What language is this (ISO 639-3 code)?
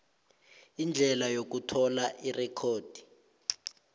nbl